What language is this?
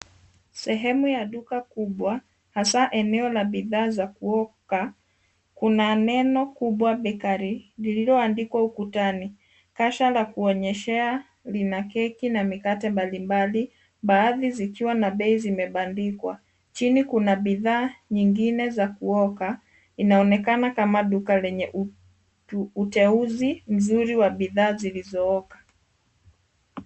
Swahili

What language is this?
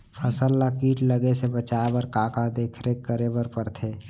Chhattisgarhi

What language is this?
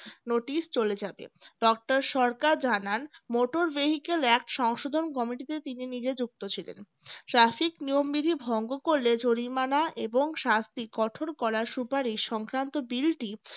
Bangla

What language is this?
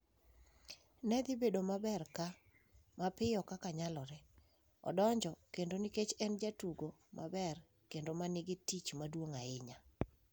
Luo (Kenya and Tanzania)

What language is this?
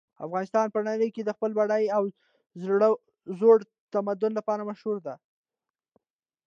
Pashto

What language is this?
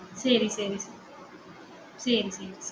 Tamil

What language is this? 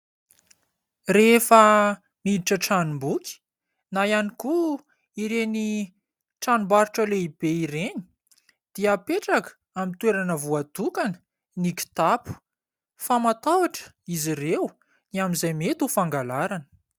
Malagasy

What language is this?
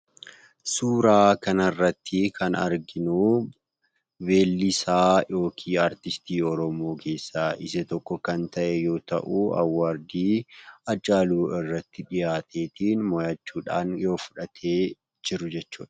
Oromo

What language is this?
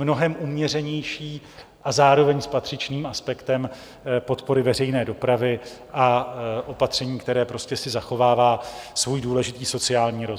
Czech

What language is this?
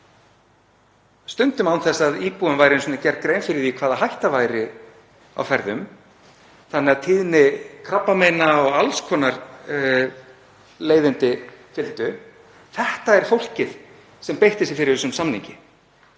Icelandic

